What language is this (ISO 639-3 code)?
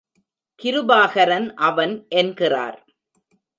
tam